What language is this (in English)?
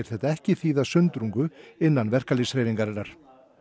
Icelandic